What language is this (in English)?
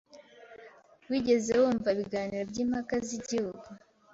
Kinyarwanda